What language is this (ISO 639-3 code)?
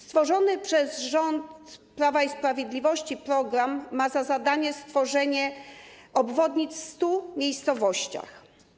pol